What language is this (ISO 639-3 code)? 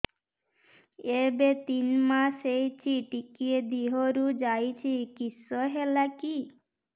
ori